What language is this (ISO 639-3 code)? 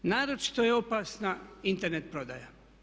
hrv